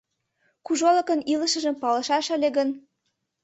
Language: Mari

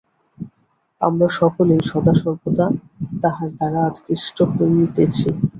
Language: Bangla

